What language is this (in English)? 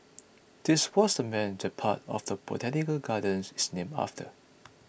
English